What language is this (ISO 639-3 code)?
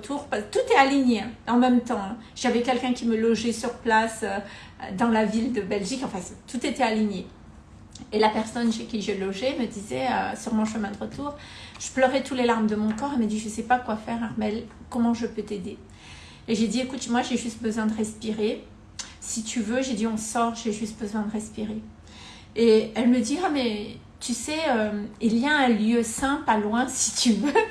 fra